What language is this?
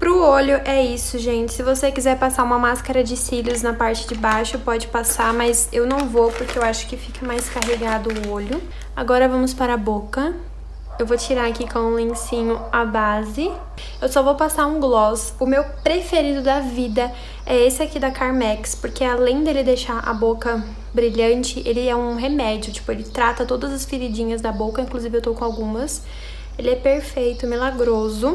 Portuguese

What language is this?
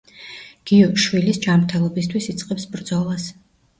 Georgian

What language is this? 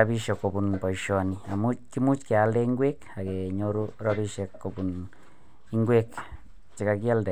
Kalenjin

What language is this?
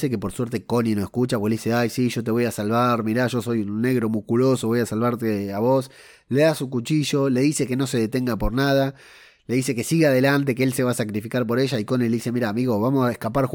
Spanish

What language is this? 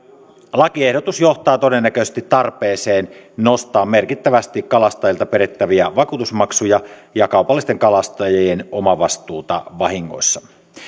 Finnish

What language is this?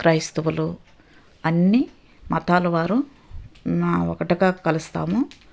Telugu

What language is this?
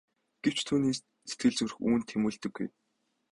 Mongolian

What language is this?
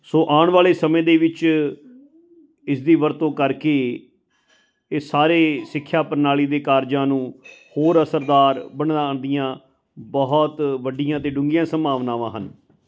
Punjabi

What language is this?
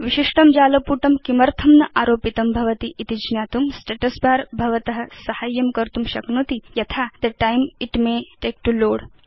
Sanskrit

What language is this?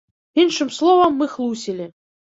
Belarusian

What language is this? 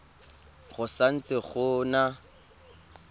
Tswana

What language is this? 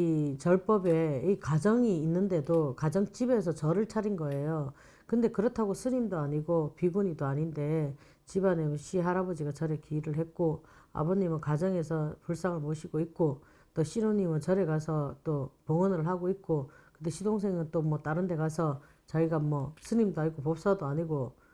Korean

